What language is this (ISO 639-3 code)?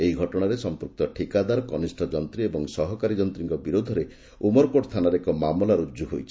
ori